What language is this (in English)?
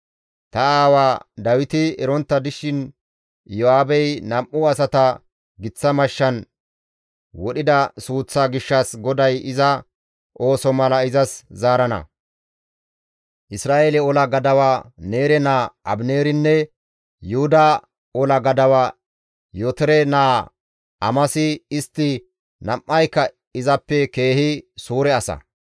Gamo